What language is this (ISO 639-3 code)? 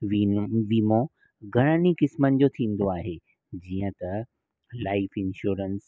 snd